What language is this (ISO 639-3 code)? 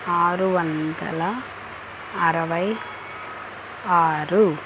tel